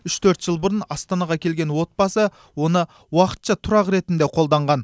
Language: Kazakh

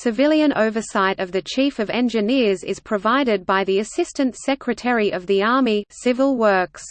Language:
English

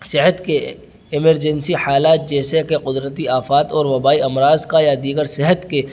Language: Urdu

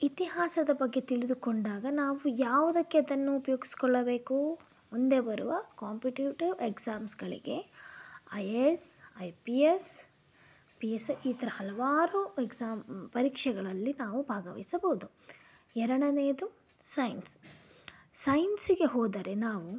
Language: Kannada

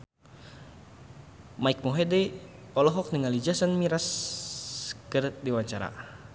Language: Sundanese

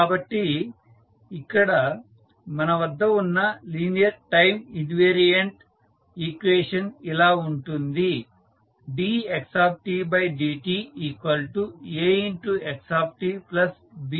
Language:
Telugu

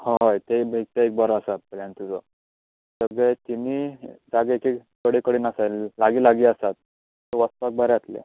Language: Konkani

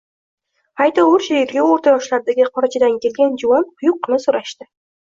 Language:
Uzbek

